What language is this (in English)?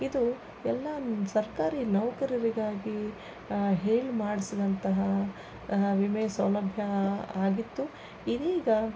Kannada